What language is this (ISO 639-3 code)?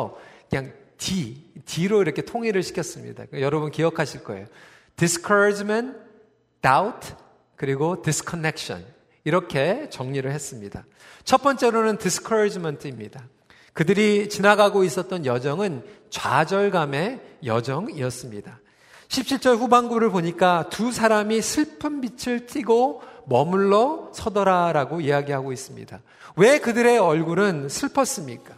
kor